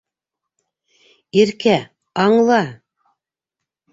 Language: Bashkir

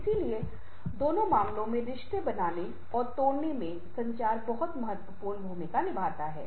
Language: Hindi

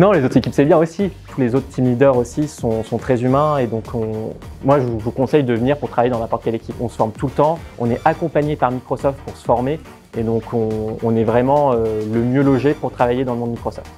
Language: French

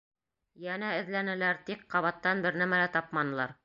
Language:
Bashkir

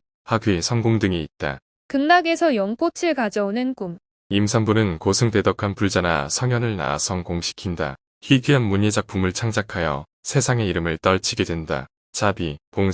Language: Korean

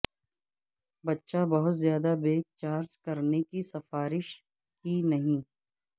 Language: Urdu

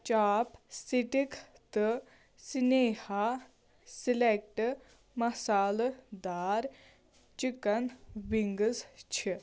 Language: Kashmiri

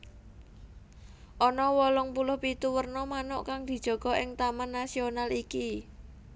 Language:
Javanese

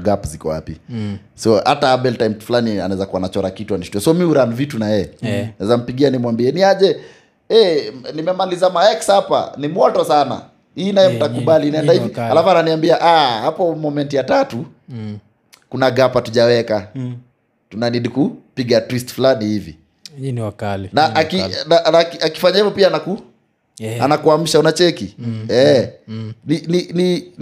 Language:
Swahili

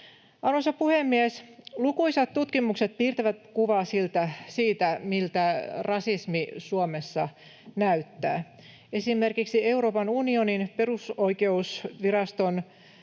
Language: Finnish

